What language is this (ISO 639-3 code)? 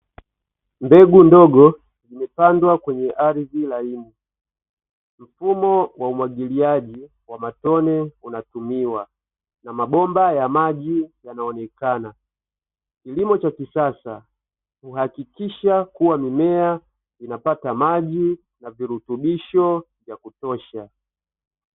swa